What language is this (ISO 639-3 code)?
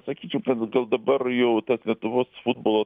lit